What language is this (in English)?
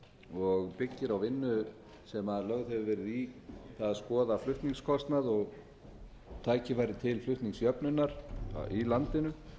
Icelandic